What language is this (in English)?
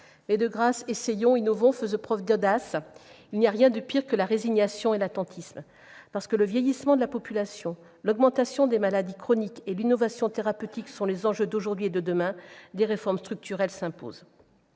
French